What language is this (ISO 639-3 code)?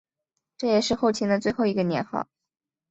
zho